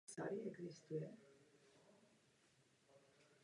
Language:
Czech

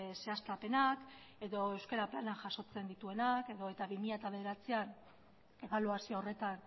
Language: Basque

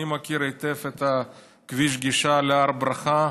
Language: Hebrew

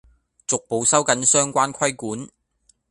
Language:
Cantonese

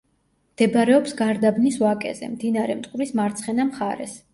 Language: Georgian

